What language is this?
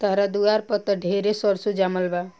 Bhojpuri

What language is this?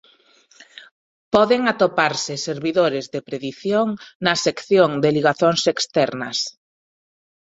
Galician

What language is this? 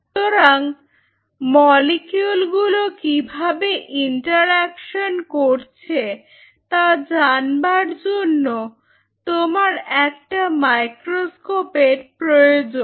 Bangla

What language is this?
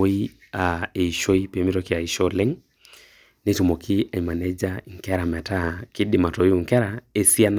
Masai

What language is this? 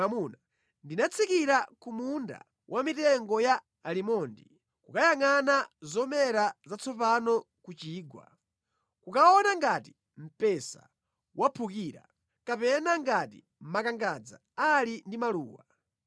Nyanja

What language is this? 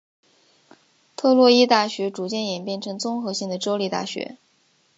Chinese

